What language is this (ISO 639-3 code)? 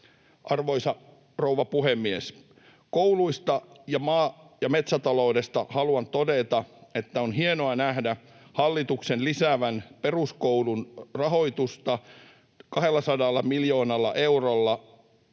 fin